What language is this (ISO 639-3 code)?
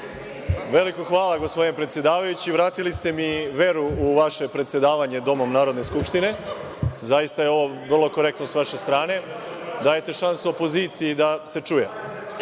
srp